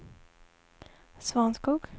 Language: Swedish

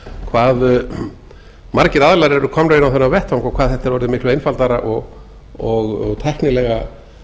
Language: Icelandic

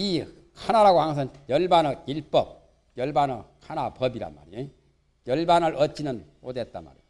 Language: Korean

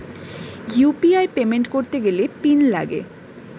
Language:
Bangla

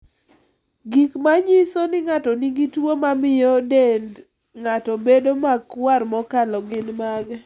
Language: Luo (Kenya and Tanzania)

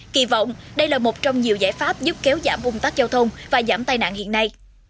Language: Vietnamese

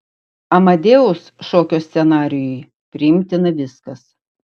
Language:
Lithuanian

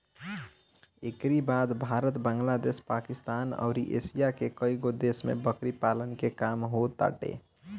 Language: Bhojpuri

